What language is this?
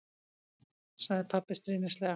Icelandic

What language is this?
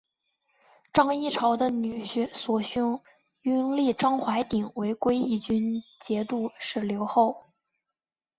Chinese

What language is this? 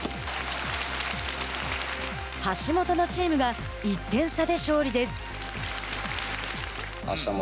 Japanese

